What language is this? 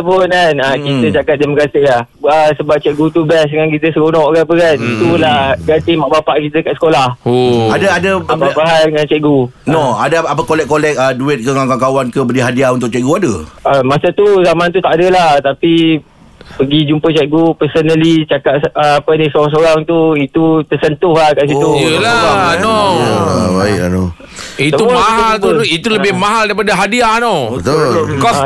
Malay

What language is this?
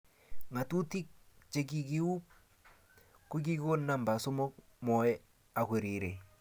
Kalenjin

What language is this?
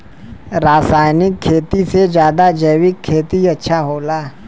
Bhojpuri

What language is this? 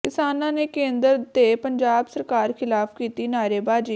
Punjabi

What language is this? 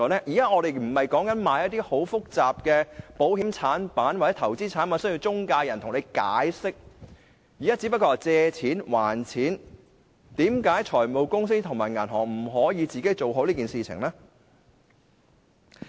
Cantonese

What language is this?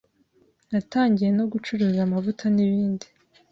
Kinyarwanda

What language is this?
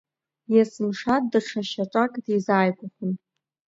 Abkhazian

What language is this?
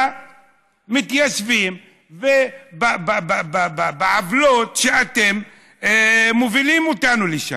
Hebrew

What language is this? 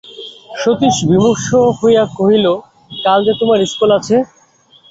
Bangla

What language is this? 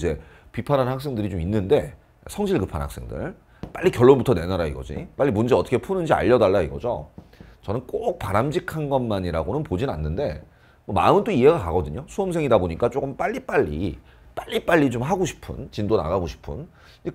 Korean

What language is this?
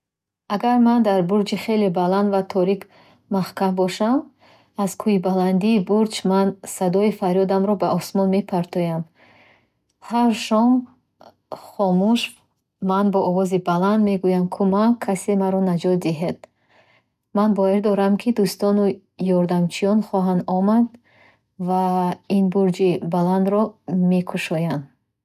Bukharic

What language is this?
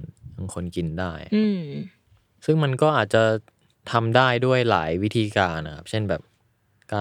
Thai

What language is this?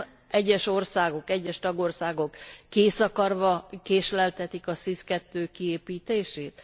Hungarian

